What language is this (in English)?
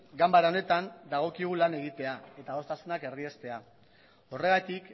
Basque